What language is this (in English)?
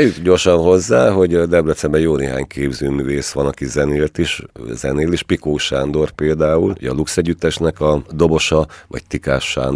Hungarian